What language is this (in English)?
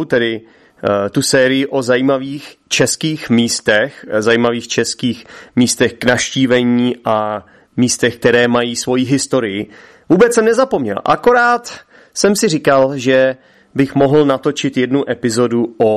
Czech